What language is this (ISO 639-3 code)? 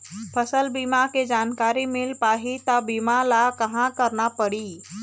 hne